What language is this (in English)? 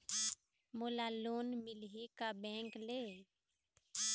Chhattisgarhi